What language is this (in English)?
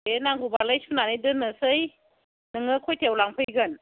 Bodo